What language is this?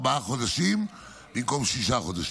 Hebrew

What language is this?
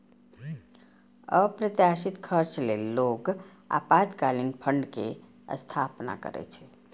Maithili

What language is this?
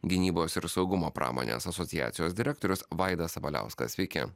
Lithuanian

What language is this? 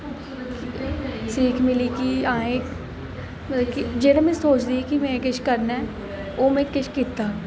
Dogri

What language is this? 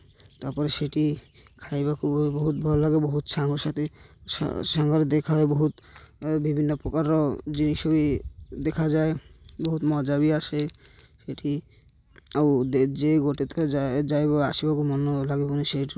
Odia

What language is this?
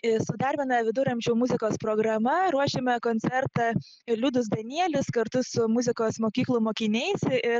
Lithuanian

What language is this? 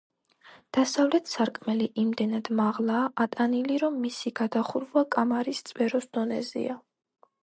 Georgian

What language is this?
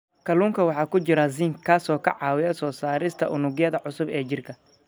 Somali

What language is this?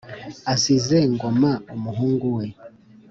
Kinyarwanda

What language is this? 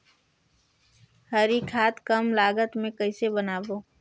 Chhattisgarhi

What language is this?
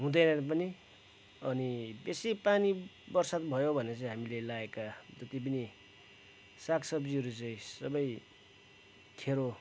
Nepali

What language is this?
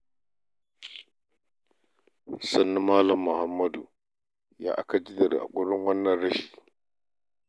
Hausa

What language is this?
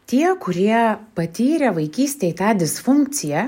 Lithuanian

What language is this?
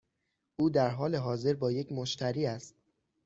Persian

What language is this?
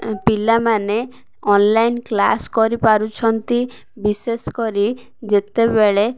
Odia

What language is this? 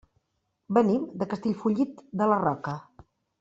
Catalan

